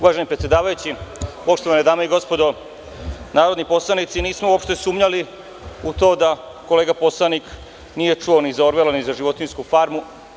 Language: Serbian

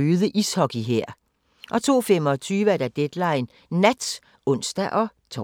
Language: Danish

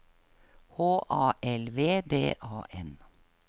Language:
Norwegian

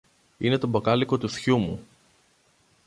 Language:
Greek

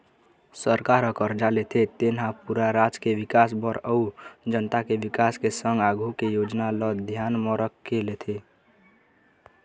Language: Chhattisgarhi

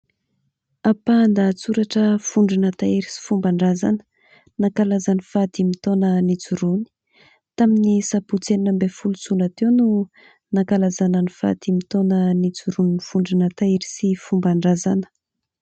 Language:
Malagasy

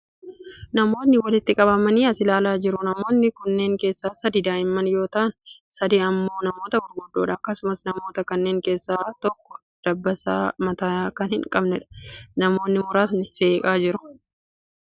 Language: Oromo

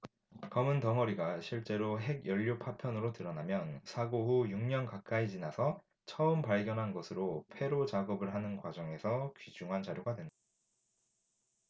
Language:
Korean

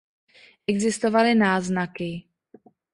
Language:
Czech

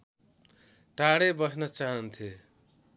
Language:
Nepali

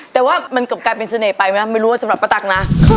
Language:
Thai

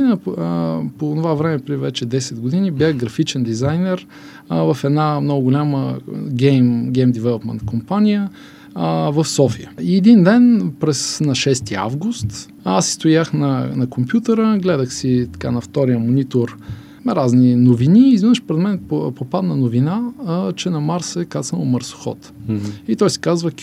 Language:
Bulgarian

